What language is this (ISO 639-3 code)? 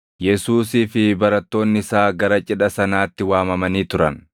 orm